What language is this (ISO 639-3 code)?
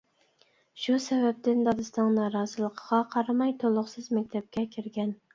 uig